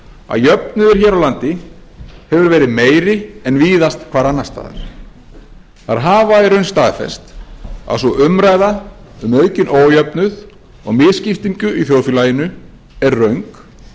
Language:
Icelandic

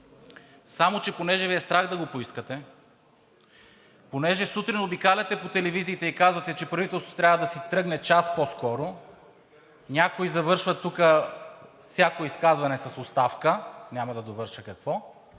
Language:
Bulgarian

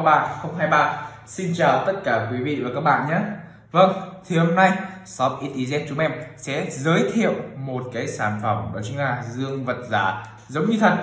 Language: Vietnamese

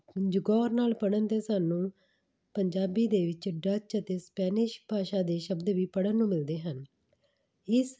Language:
Punjabi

